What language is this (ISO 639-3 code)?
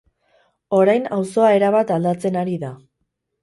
eus